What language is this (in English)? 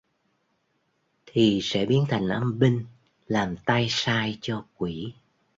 Vietnamese